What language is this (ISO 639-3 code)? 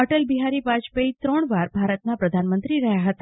guj